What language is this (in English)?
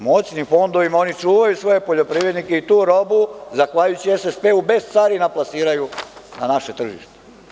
Serbian